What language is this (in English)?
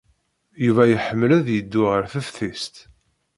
Kabyle